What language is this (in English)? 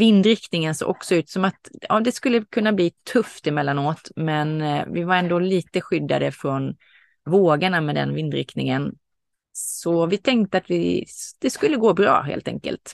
Swedish